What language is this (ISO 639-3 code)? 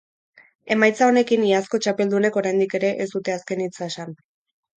eus